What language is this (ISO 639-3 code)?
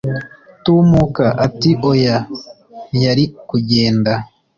kin